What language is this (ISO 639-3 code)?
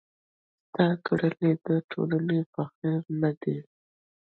pus